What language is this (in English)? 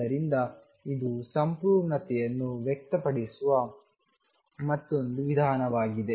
Kannada